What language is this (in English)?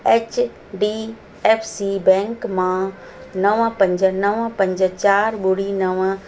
Sindhi